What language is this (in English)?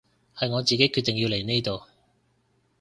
Cantonese